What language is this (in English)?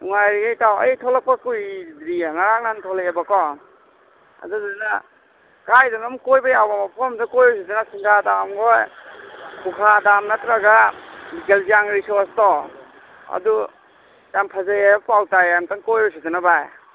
Manipuri